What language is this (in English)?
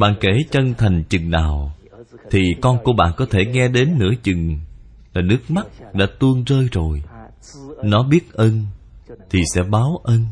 Vietnamese